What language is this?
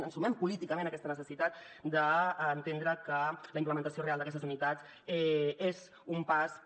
Catalan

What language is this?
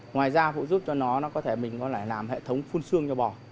Vietnamese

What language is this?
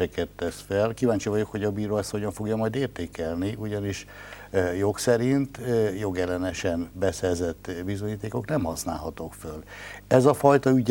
Hungarian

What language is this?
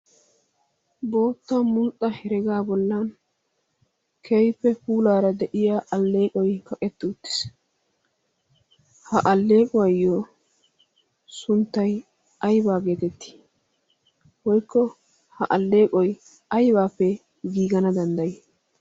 Wolaytta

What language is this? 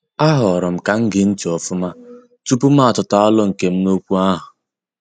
Igbo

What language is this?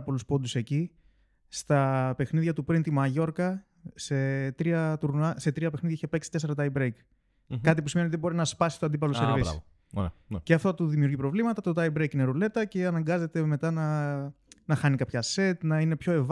Greek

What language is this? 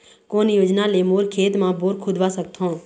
Chhattisgarhi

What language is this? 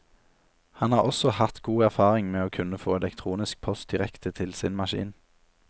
Norwegian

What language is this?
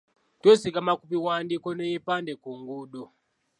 Ganda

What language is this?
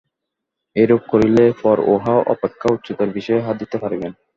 Bangla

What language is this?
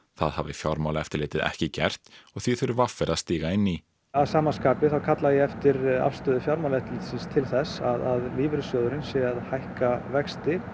Icelandic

